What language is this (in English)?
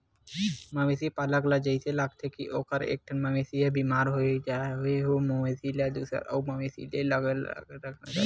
Chhattisgarhi